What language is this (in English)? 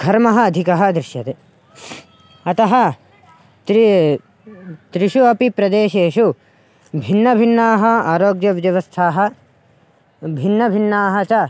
Sanskrit